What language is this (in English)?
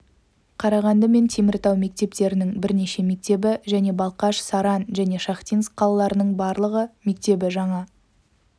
Kazakh